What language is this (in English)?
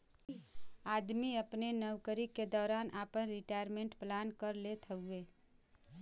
Bhojpuri